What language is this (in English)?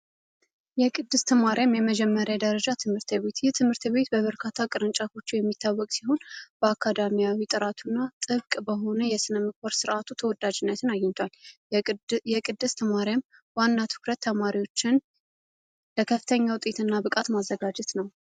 Amharic